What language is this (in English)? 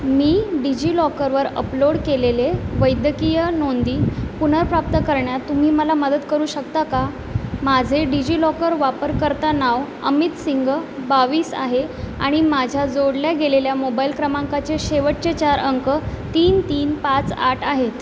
Marathi